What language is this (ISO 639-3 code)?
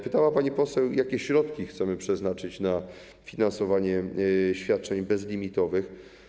pol